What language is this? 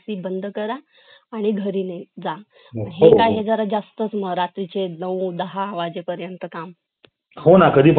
Marathi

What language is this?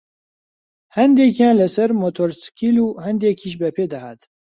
Central Kurdish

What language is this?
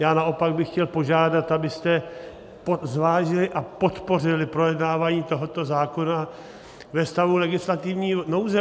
Czech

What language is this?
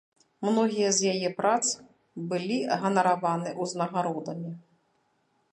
Belarusian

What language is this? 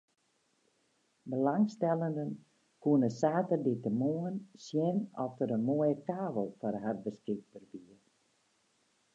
Western Frisian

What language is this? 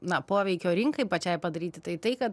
Lithuanian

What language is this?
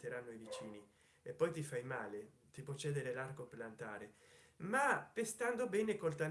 Italian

